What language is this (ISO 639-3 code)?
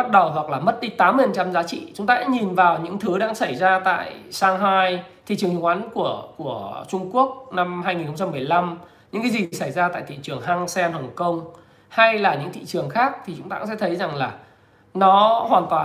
vie